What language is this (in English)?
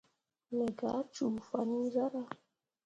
Mundang